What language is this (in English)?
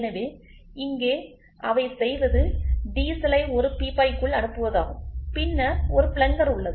Tamil